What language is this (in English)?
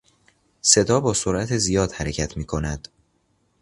Persian